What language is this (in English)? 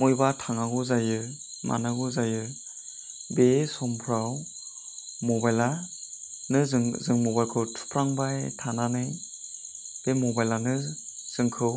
Bodo